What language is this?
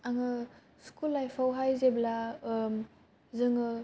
Bodo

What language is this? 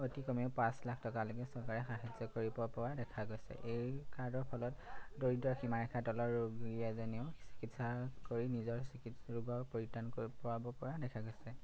Assamese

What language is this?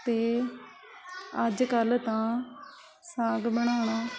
Punjabi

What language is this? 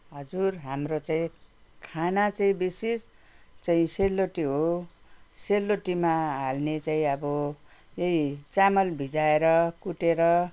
Nepali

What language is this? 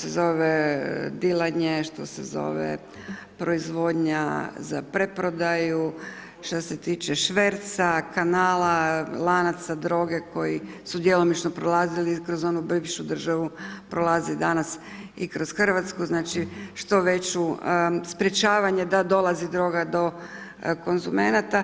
Croatian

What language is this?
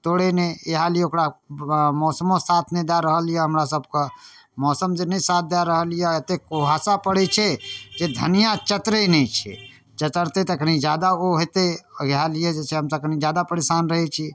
Maithili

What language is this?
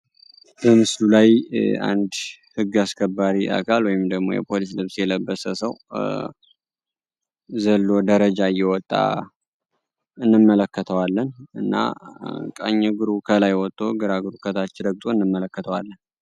Amharic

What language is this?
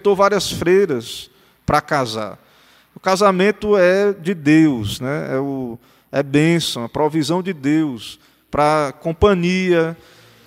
Portuguese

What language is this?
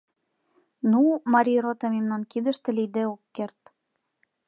Mari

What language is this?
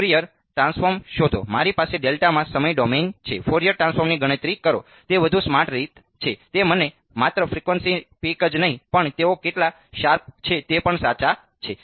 Gujarati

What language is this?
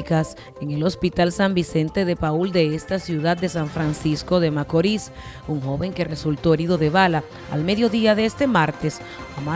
Spanish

